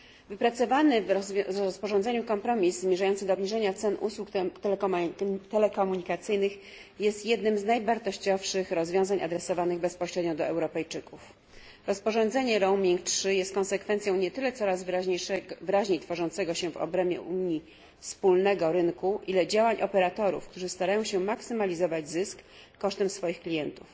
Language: Polish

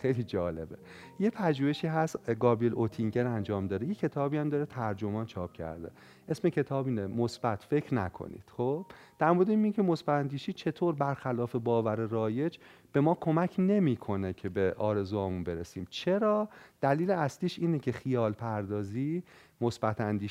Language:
Persian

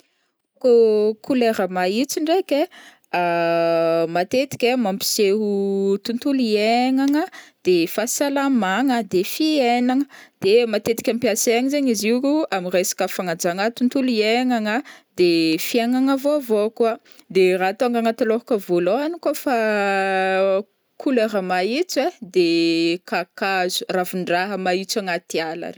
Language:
Northern Betsimisaraka Malagasy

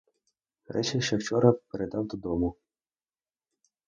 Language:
Ukrainian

